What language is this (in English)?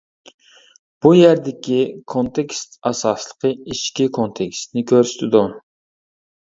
Uyghur